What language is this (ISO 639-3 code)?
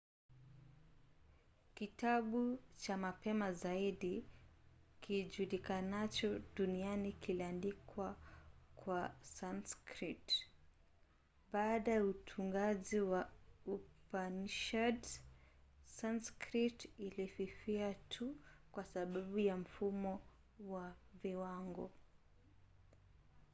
swa